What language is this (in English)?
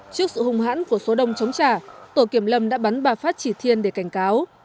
Vietnamese